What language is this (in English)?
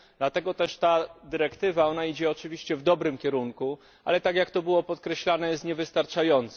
Polish